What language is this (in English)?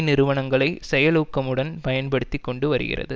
Tamil